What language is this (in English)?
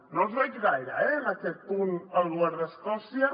Catalan